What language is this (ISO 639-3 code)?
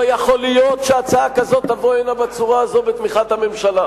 heb